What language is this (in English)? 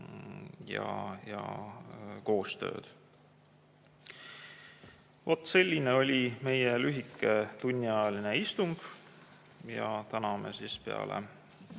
Estonian